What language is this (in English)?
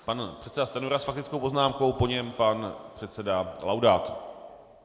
Czech